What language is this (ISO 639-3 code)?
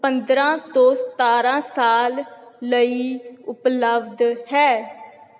pan